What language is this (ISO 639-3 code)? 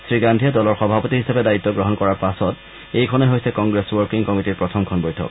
asm